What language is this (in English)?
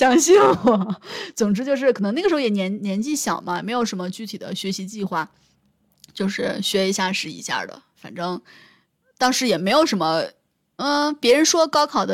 Chinese